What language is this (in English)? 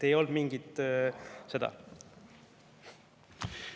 Estonian